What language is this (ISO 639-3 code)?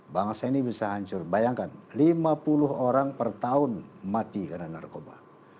ind